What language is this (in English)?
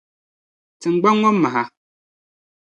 Dagbani